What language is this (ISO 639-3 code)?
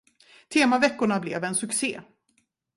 swe